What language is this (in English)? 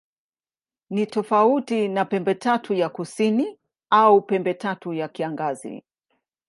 Swahili